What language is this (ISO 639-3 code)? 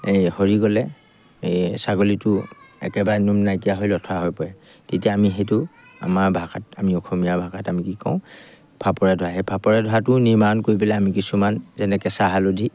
asm